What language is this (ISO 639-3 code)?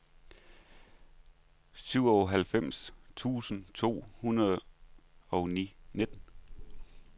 dan